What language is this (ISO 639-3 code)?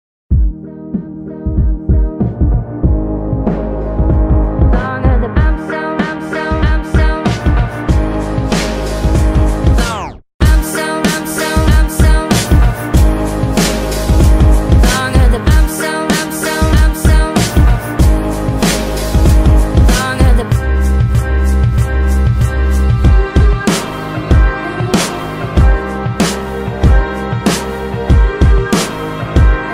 vie